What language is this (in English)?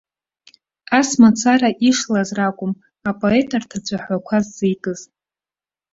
Abkhazian